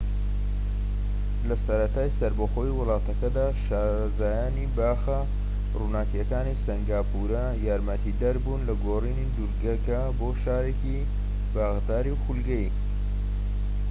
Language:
Central Kurdish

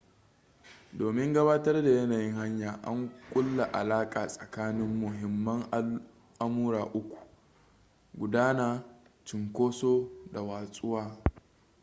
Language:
Hausa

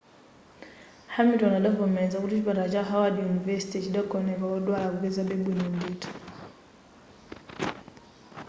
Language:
Nyanja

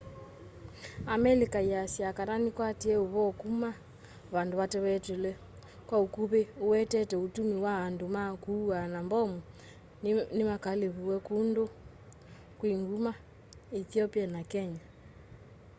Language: Kamba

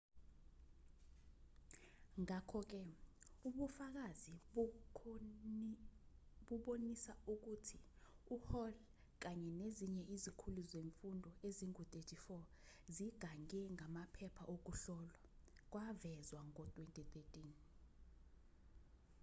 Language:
Zulu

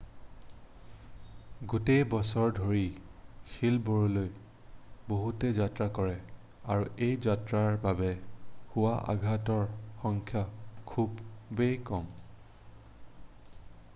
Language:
Assamese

